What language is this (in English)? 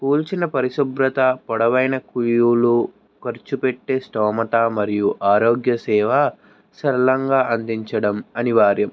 Telugu